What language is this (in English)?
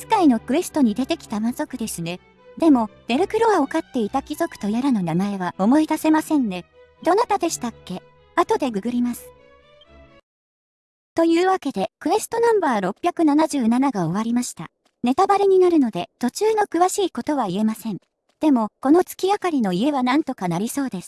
Japanese